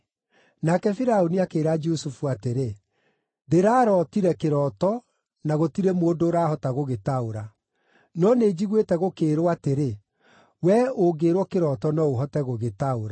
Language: Kikuyu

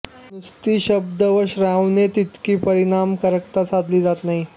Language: Marathi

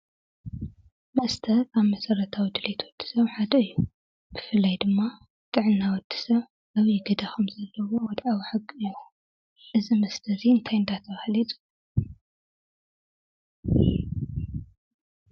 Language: Tigrinya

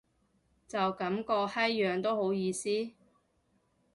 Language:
Cantonese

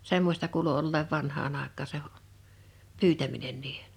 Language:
Finnish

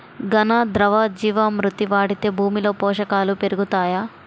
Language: Telugu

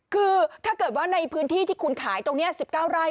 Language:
Thai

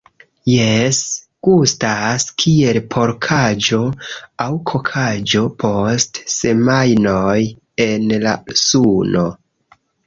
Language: Esperanto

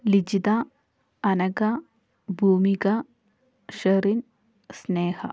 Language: Malayalam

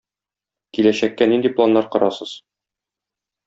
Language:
Tatar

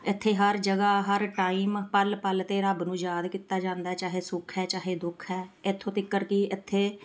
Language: Punjabi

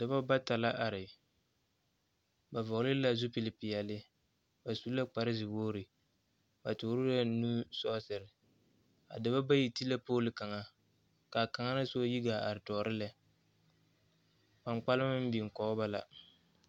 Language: Southern Dagaare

